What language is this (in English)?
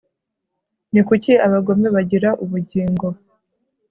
Kinyarwanda